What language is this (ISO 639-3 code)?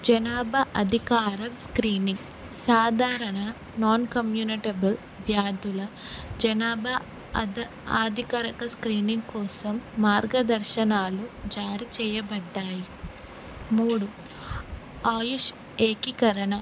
tel